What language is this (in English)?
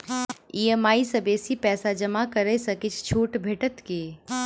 Maithili